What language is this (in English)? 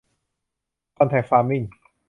Thai